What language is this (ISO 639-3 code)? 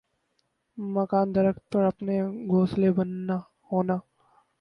urd